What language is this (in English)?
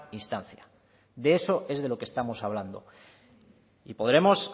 Spanish